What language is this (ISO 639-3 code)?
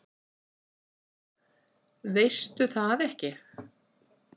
isl